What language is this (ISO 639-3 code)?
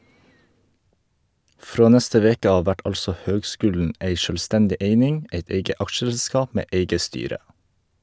nor